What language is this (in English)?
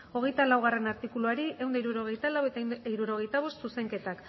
Basque